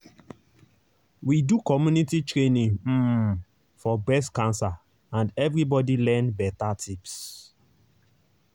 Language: Nigerian Pidgin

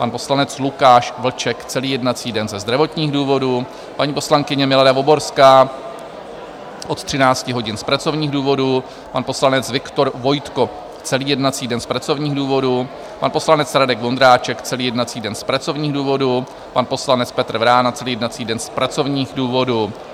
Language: Czech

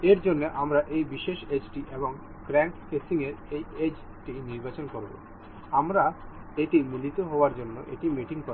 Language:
Bangla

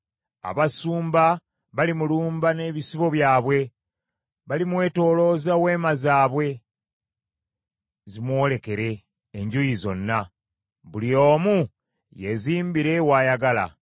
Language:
Ganda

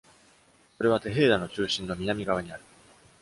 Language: Japanese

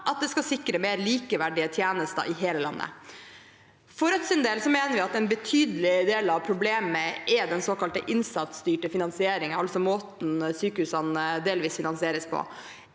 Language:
Norwegian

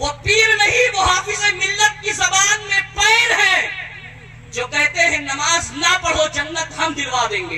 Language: Hindi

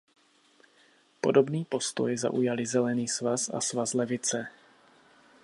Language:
Czech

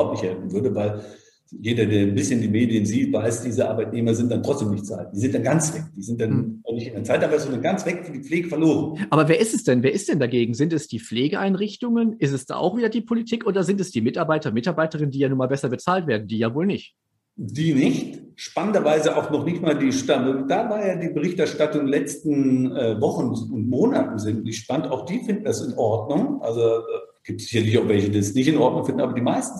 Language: German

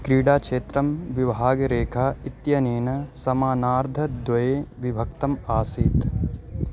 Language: Sanskrit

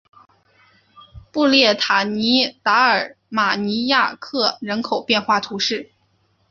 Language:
Chinese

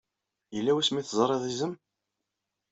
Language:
Kabyle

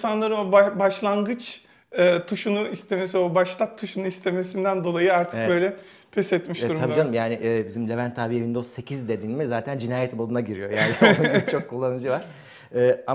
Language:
Turkish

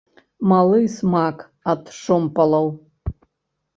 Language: Belarusian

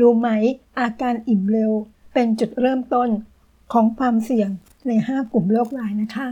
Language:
Thai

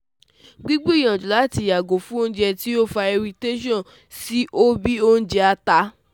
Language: Yoruba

